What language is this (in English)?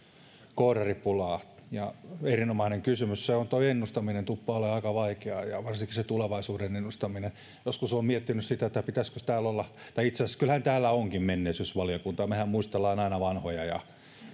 Finnish